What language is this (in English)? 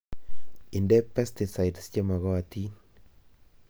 Kalenjin